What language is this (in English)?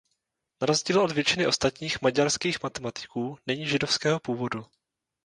Czech